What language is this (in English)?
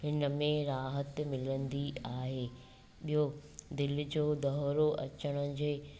Sindhi